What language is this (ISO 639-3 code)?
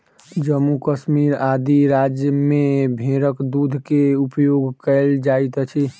mai